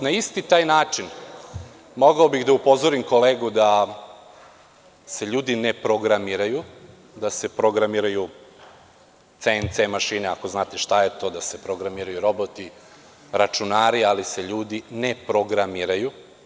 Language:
Serbian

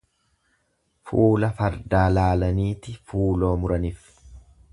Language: Oromo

